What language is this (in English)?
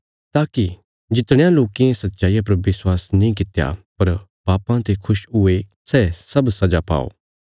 Bilaspuri